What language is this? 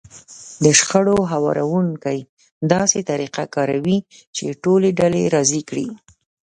Pashto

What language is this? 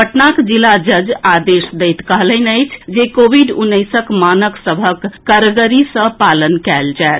Maithili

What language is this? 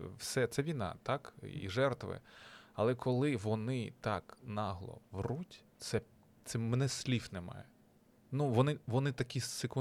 Ukrainian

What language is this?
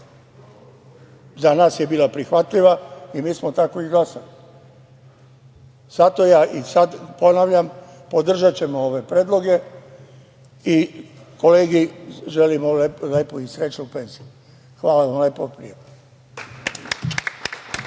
Serbian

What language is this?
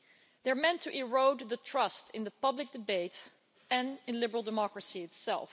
English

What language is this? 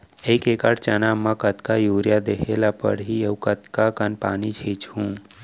Chhattisgarhi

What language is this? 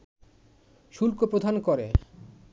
Bangla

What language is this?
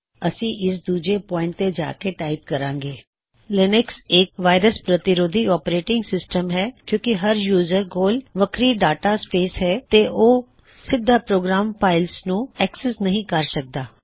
Punjabi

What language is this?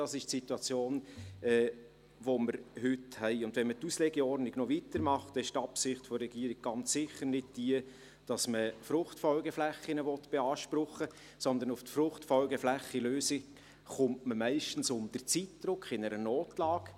Swiss German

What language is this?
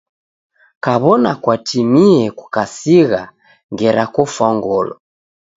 Taita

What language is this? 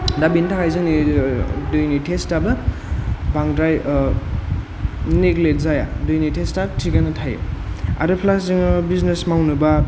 Bodo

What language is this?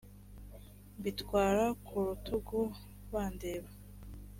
Kinyarwanda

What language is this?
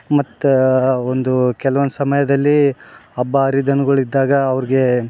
Kannada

